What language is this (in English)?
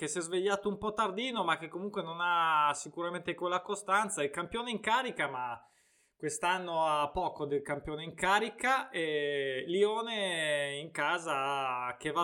Italian